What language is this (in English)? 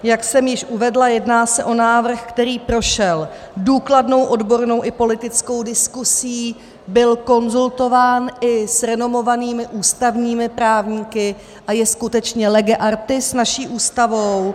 Czech